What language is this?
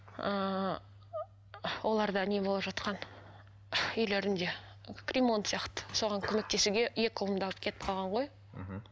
Kazakh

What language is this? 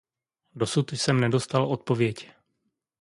Czech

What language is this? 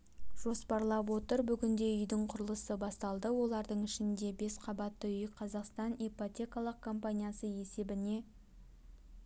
Kazakh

